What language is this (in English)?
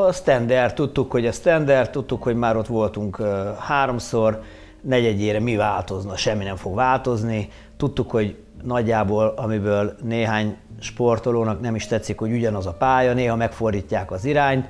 Hungarian